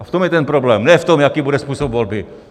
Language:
Czech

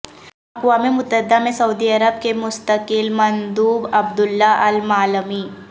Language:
Urdu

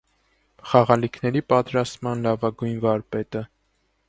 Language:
Armenian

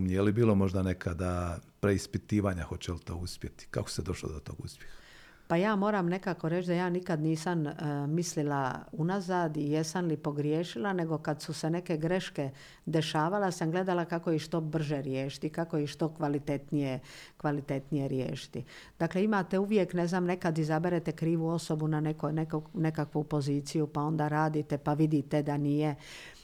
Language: Croatian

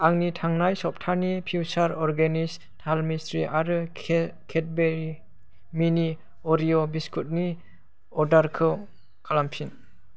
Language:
Bodo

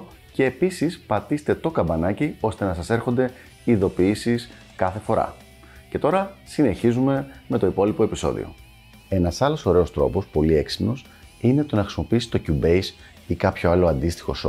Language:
Greek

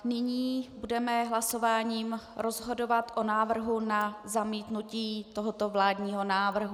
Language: Czech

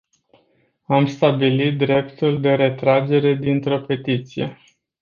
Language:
Romanian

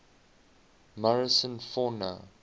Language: English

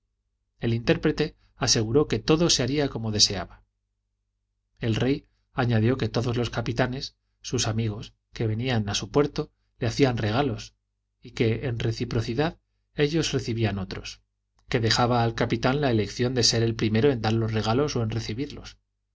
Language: Spanish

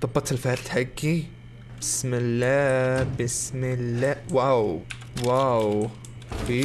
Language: Arabic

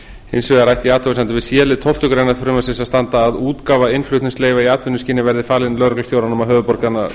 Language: Icelandic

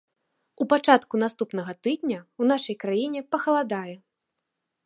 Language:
Belarusian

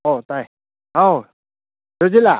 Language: Manipuri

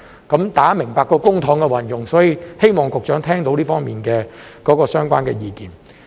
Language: Cantonese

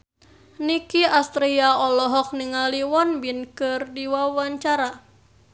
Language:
Sundanese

